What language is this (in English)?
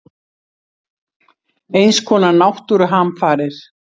Icelandic